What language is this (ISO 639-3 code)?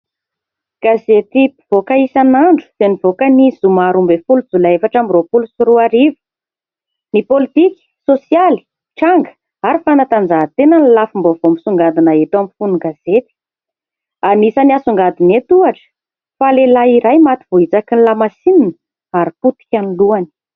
mlg